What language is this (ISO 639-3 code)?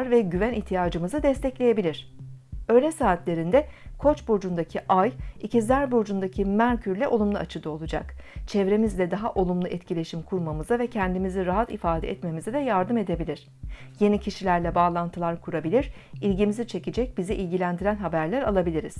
tur